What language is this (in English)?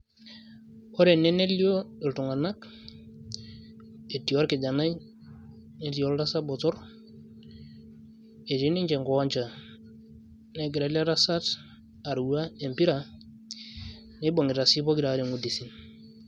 Masai